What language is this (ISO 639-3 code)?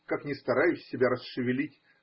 rus